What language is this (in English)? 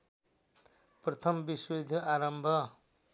Nepali